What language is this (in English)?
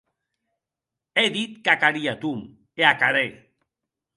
Occitan